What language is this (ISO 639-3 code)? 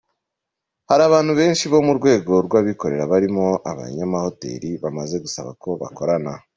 kin